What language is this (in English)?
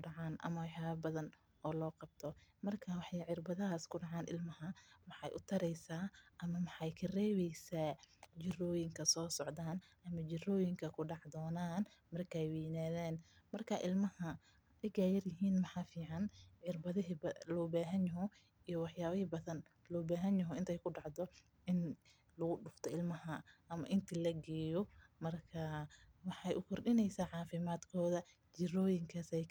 Somali